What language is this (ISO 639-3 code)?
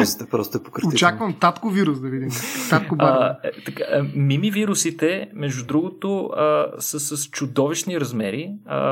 bul